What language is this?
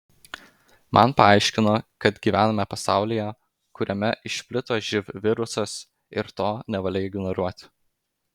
Lithuanian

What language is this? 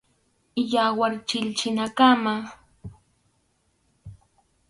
Arequipa-La Unión Quechua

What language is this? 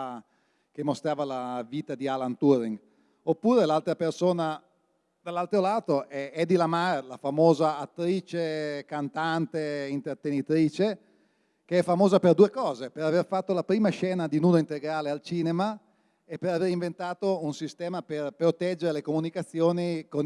Italian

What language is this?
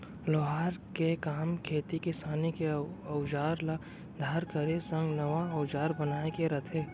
Chhattisgarhi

